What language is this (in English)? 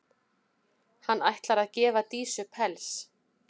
Icelandic